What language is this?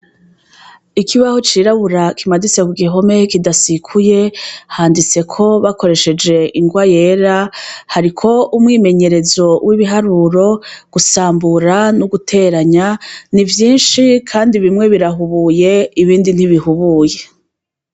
Rundi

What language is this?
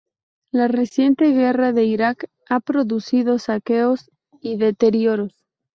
Spanish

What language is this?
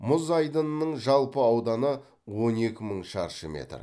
Kazakh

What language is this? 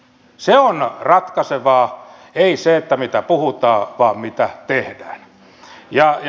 Finnish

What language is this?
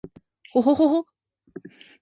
Japanese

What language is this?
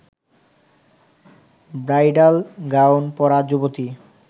Bangla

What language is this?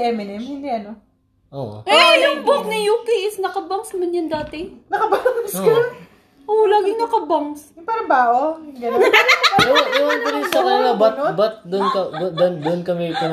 Filipino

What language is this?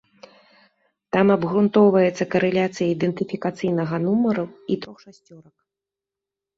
Belarusian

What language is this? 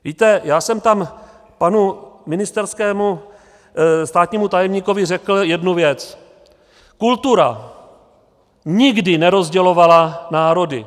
Czech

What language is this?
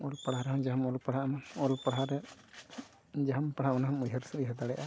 Santali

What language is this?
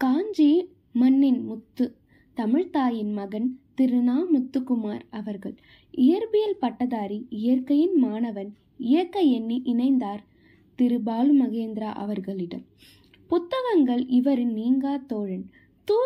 Tamil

